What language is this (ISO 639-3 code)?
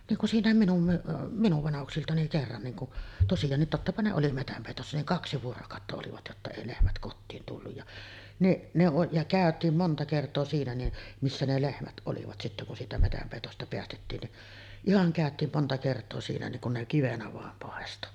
fin